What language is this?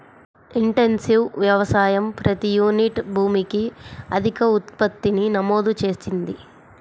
Telugu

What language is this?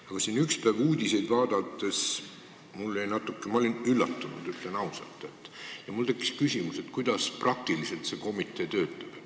Estonian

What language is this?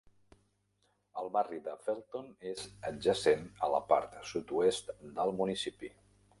Catalan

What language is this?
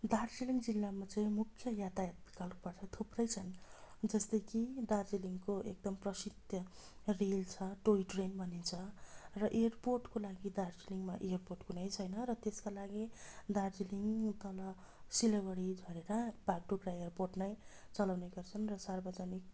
Nepali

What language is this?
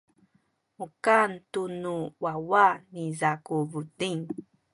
Sakizaya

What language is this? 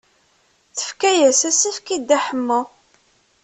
Kabyle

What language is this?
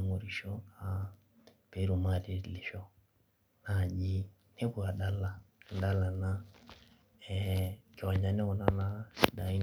Masai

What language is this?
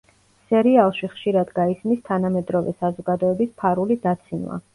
Georgian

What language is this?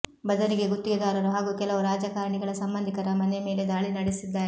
Kannada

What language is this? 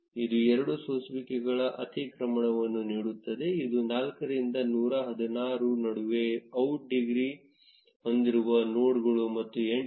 Kannada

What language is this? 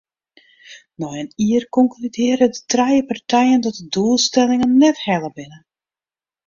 Western Frisian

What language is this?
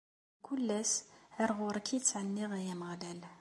Kabyle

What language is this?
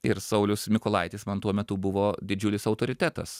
Lithuanian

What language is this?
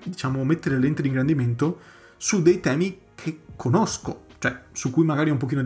Italian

